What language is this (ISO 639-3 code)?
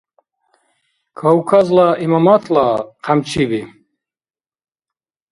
dar